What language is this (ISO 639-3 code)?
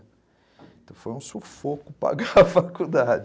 por